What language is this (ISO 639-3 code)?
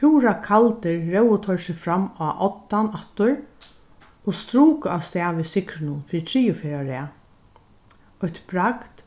fao